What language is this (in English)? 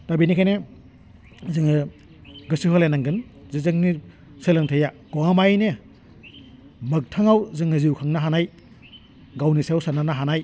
Bodo